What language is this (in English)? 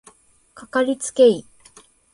Japanese